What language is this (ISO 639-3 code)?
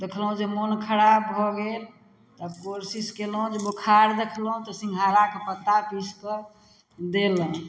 mai